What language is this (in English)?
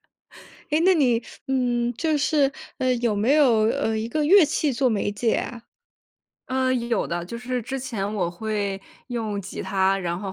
Chinese